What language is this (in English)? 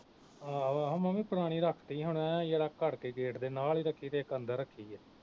Punjabi